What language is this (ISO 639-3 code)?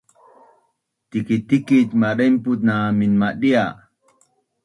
bnn